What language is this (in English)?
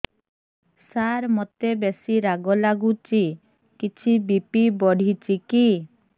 Odia